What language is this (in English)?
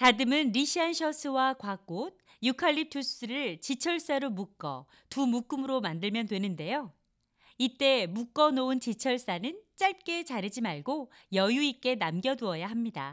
Korean